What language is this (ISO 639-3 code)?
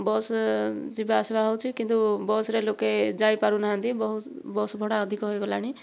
ori